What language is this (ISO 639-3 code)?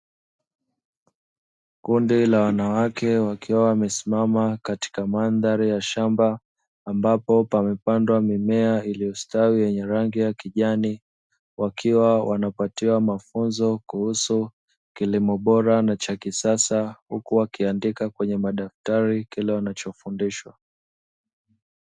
swa